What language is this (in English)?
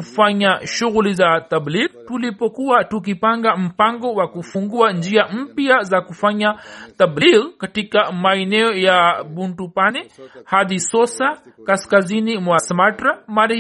Swahili